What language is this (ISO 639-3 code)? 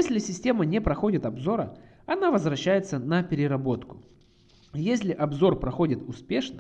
rus